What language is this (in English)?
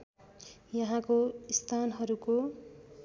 Nepali